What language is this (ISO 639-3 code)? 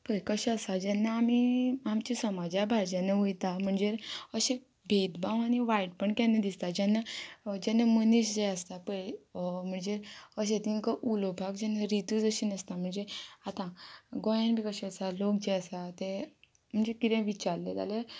kok